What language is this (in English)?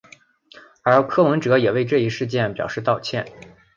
Chinese